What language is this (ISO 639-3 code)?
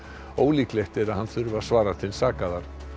isl